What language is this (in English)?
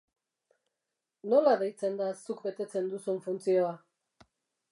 Basque